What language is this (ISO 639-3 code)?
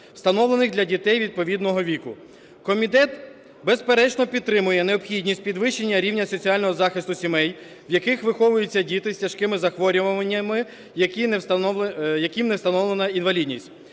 ukr